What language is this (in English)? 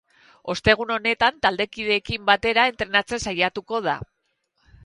Basque